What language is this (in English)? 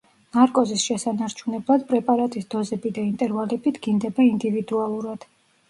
Georgian